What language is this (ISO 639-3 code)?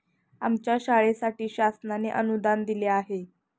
mar